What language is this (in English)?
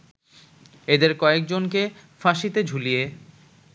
Bangla